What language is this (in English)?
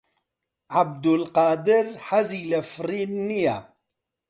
Central Kurdish